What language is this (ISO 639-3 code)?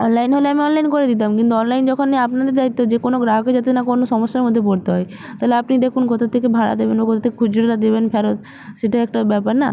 ben